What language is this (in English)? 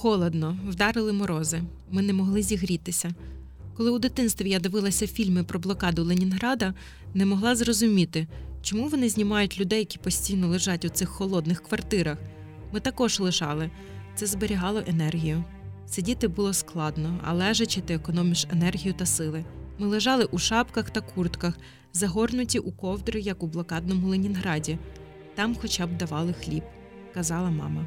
Ukrainian